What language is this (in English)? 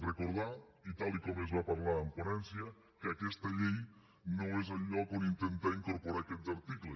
Catalan